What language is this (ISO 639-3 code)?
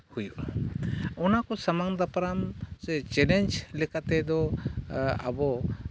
sat